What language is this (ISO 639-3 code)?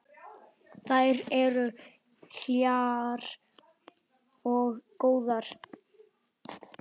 isl